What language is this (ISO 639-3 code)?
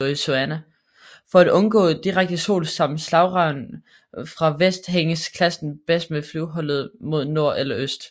dan